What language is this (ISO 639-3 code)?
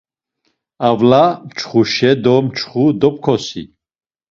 lzz